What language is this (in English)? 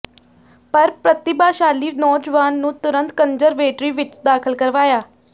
Punjabi